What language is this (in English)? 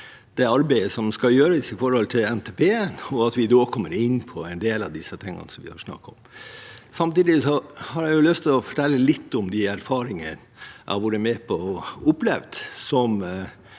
Norwegian